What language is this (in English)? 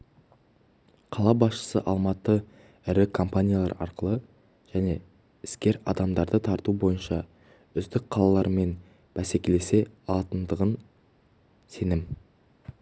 Kazakh